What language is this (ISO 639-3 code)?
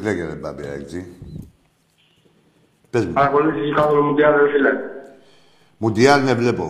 ell